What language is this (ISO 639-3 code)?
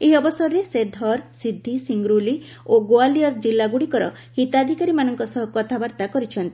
ori